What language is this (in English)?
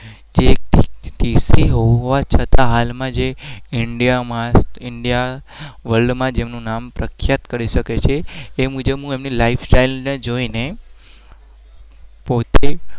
Gujarati